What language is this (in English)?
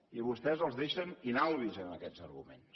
Catalan